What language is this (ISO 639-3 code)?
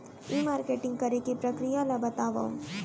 hne